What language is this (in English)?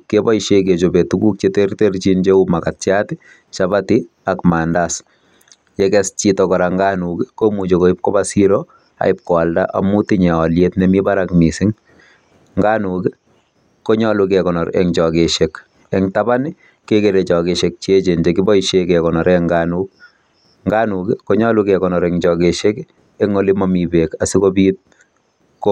Kalenjin